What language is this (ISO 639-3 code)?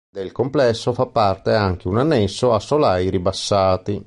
ita